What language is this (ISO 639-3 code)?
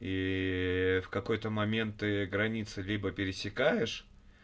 rus